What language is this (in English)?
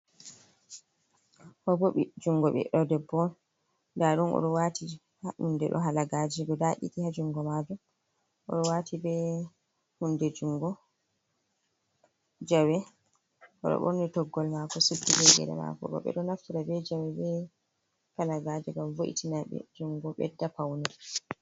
Fula